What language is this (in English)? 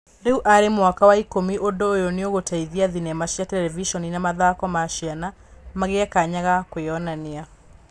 Kikuyu